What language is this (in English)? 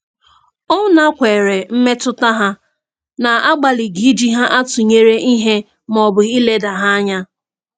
Igbo